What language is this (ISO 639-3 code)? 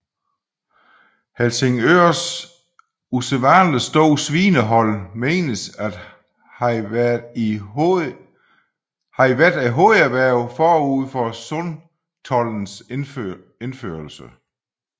dan